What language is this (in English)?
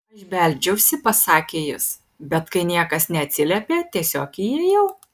Lithuanian